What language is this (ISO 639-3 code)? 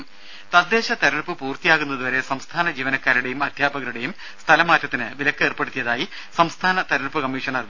mal